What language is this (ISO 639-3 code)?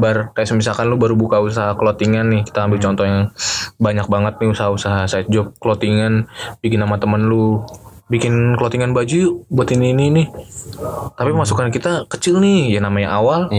ind